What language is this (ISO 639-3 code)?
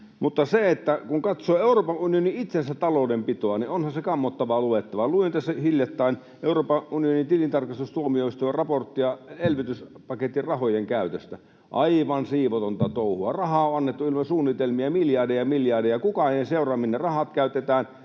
fin